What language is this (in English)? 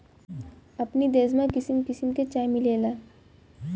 Bhojpuri